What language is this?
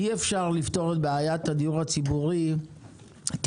Hebrew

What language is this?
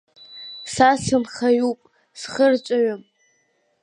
Abkhazian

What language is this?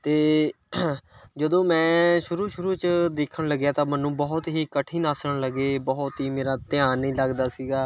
Punjabi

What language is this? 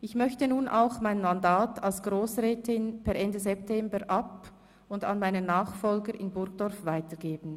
Swiss German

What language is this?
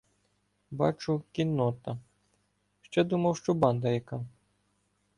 Ukrainian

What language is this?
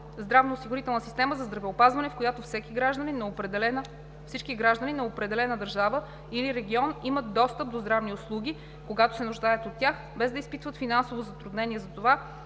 Bulgarian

